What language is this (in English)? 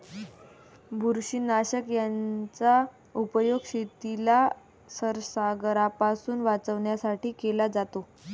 Marathi